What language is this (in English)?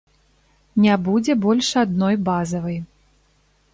Belarusian